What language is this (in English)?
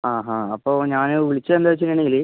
Malayalam